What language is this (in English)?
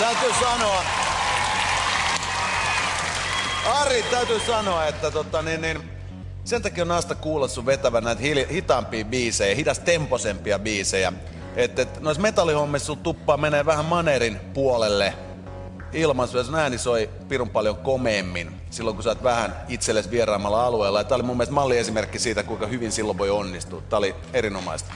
Finnish